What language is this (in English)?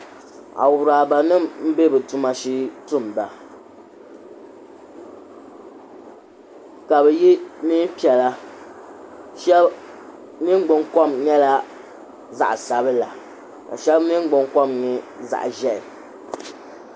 Dagbani